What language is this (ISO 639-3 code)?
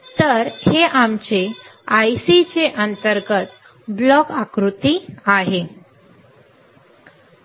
mar